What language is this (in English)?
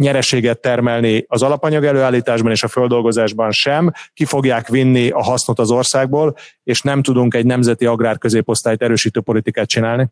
Hungarian